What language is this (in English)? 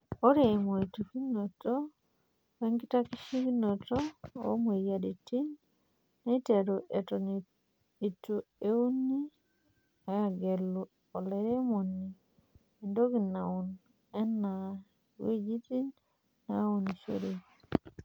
Masai